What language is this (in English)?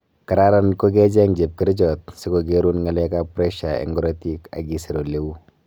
Kalenjin